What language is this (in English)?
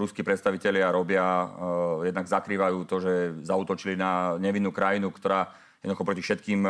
Slovak